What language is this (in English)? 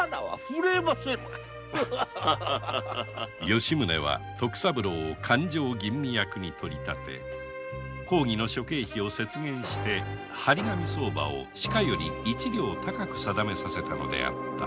Japanese